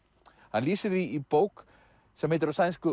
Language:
Icelandic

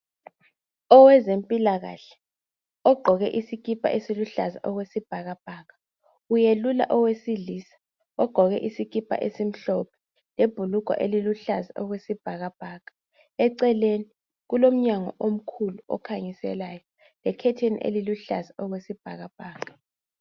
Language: North Ndebele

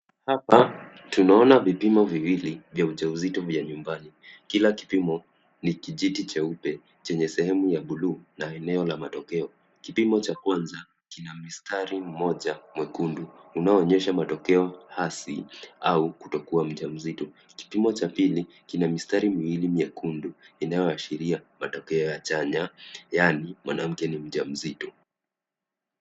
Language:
Swahili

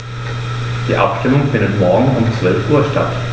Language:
German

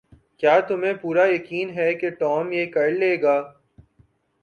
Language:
Urdu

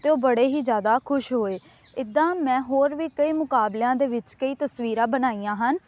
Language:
Punjabi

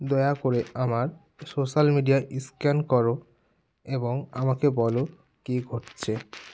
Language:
Bangla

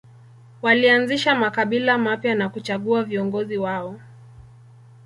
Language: Swahili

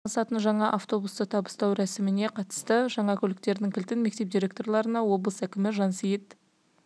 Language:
Kazakh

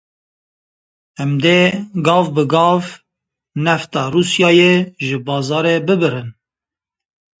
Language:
Kurdish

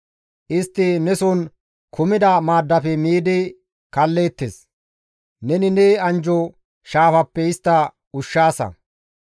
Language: Gamo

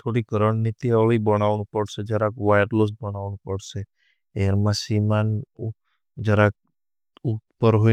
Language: Bhili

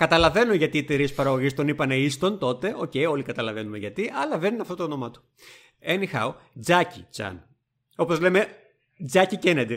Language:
Greek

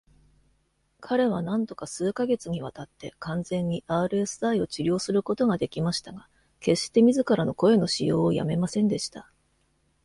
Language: Japanese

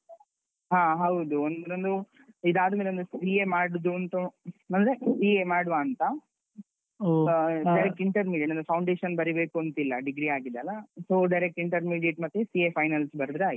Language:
Kannada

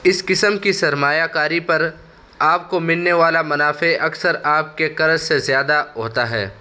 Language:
Urdu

